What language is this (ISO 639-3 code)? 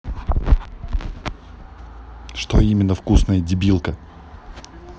rus